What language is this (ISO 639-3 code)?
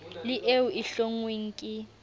sot